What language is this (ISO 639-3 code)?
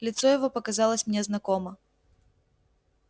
rus